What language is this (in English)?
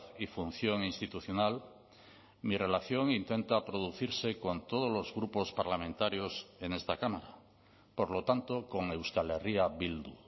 Spanish